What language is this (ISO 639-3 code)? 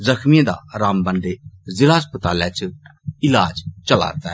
doi